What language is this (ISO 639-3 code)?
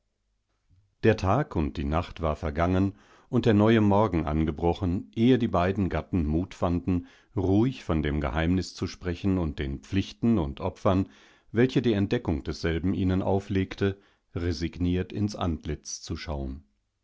deu